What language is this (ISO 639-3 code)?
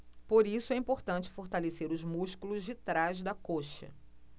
por